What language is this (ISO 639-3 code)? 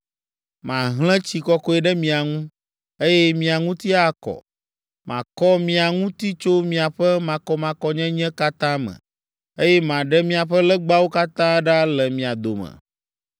ewe